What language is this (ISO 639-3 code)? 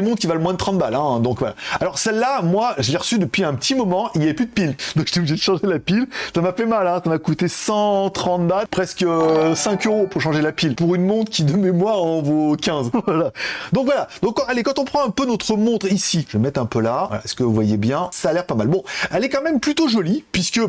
fra